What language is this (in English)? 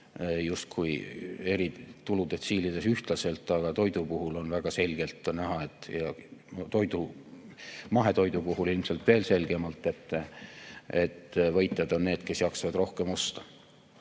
Estonian